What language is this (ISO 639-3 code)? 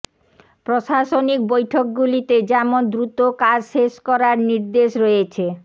ben